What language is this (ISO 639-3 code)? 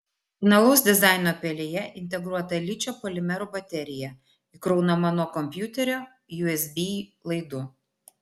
lit